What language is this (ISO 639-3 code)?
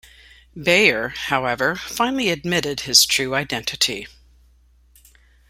eng